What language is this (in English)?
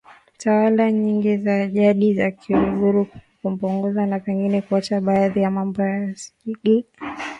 Swahili